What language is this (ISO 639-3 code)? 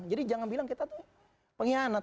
ind